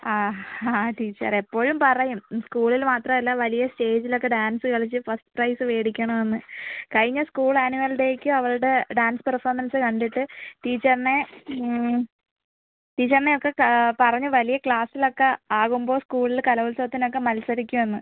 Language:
Malayalam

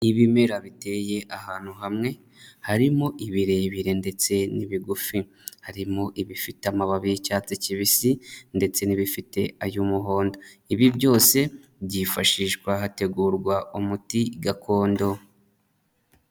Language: Kinyarwanda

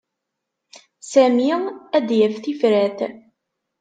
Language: Kabyle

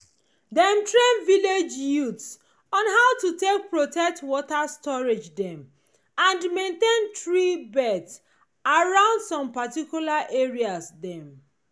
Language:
Nigerian Pidgin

